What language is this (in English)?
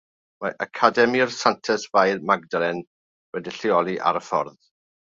Welsh